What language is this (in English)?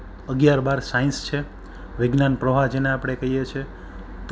Gujarati